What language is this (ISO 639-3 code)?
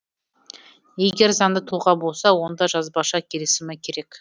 kaz